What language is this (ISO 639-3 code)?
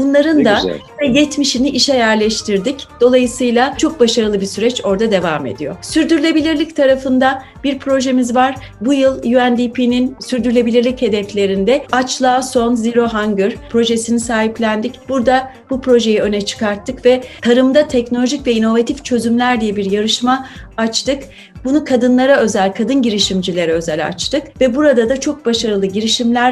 tur